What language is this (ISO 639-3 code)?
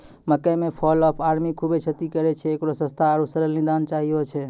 mai